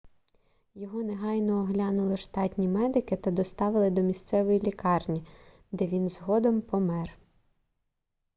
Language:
Ukrainian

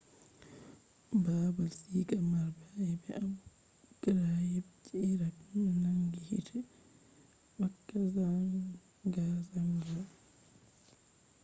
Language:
Fula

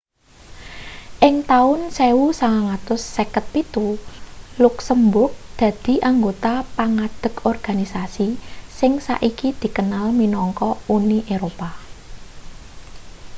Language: Javanese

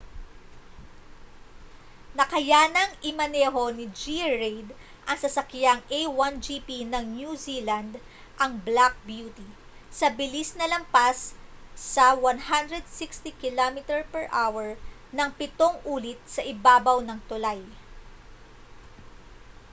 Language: Filipino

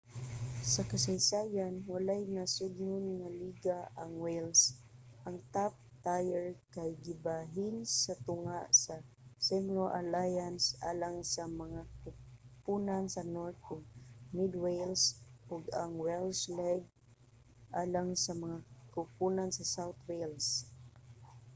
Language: Cebuano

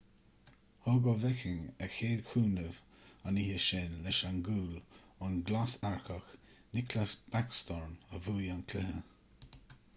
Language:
Irish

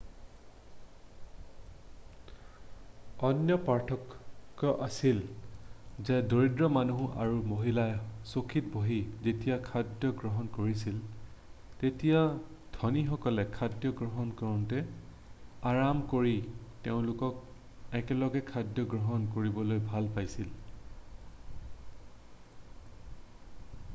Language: Assamese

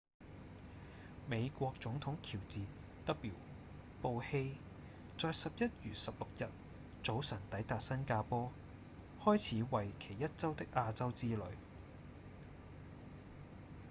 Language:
Cantonese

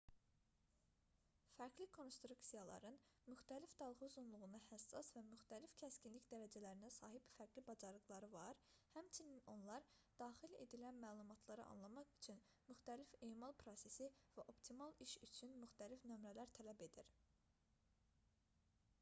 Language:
Azerbaijani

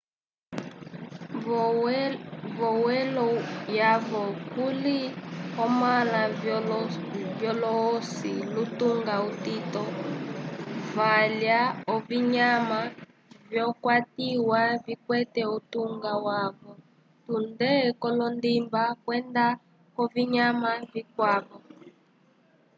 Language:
Umbundu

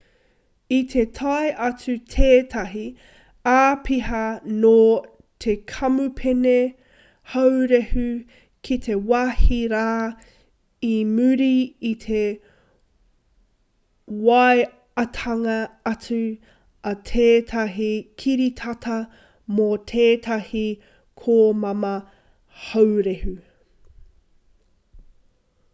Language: Māori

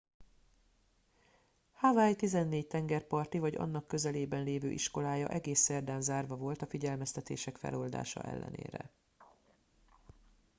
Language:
Hungarian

